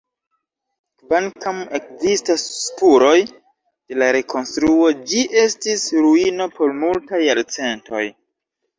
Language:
Esperanto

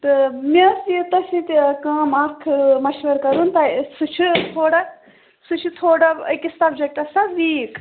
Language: Kashmiri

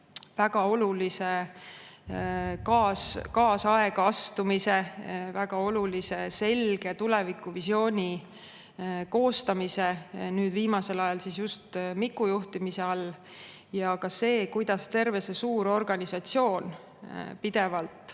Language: Estonian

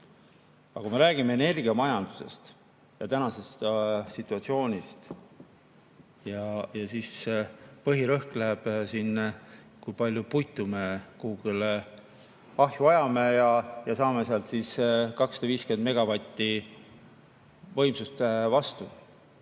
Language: Estonian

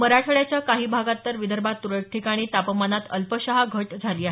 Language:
Marathi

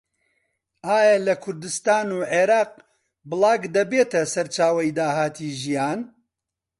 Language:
Central Kurdish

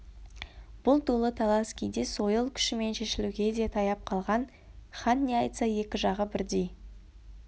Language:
Kazakh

